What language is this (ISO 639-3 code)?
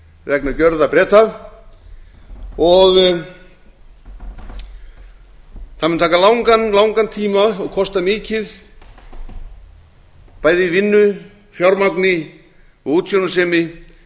isl